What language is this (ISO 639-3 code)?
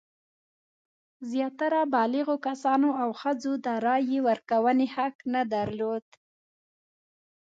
pus